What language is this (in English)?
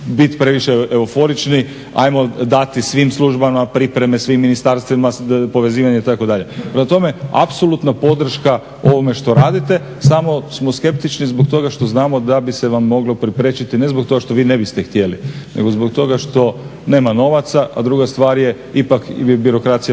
Croatian